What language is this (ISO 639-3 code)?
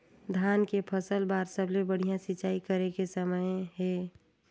hne